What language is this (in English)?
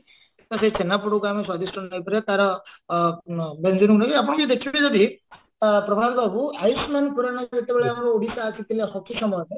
Odia